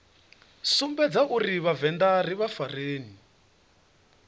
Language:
Venda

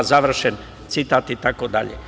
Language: Serbian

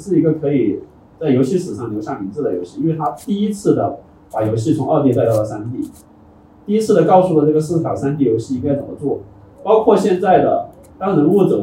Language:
Chinese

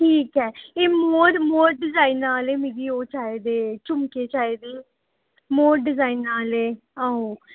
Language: Dogri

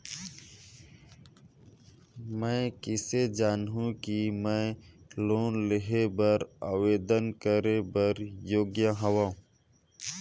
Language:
Chhattisgarhi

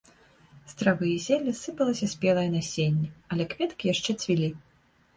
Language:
Belarusian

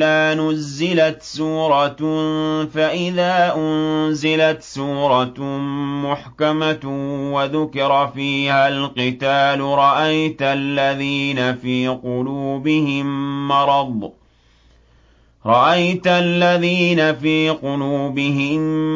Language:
Arabic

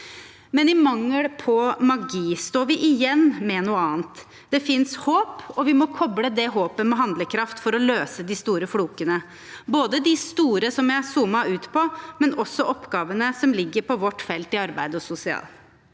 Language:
Norwegian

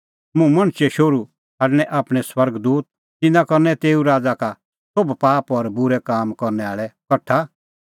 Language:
Kullu Pahari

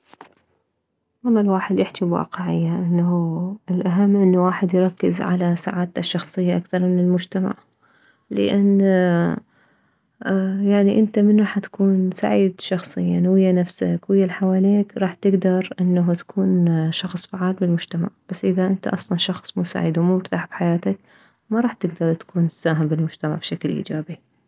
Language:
Mesopotamian Arabic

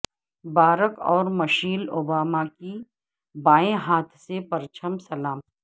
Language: Urdu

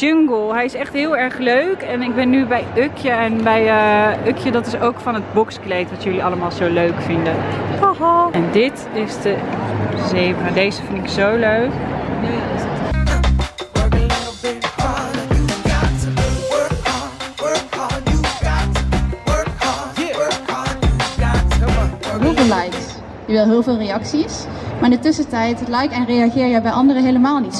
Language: Dutch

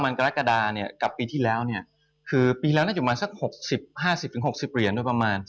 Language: Thai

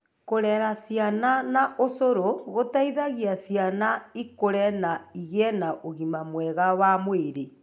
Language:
Kikuyu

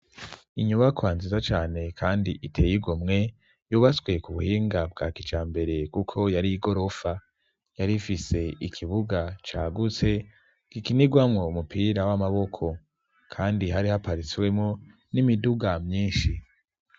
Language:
Rundi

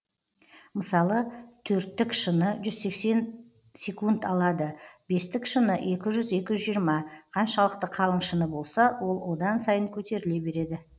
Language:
Kazakh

